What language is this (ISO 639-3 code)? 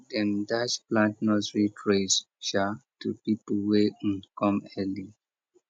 pcm